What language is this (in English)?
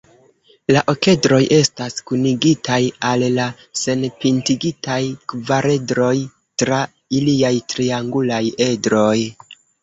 Esperanto